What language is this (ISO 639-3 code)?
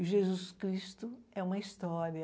por